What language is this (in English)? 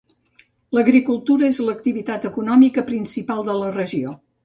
Catalan